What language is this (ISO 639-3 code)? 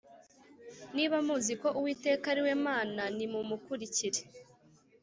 kin